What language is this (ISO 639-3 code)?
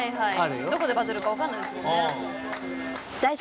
jpn